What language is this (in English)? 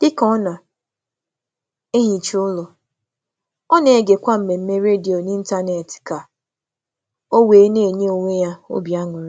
Igbo